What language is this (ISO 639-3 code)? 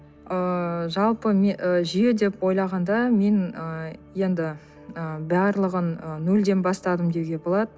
kaz